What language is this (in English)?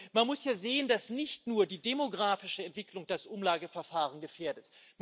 German